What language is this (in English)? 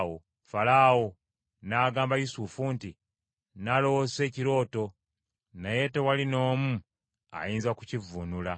Ganda